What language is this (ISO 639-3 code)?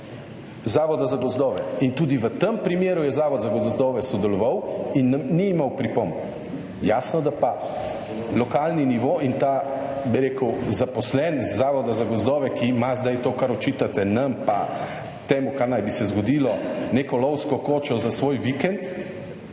slv